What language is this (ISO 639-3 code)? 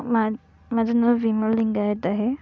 mar